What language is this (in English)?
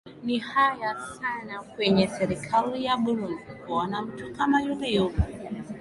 Swahili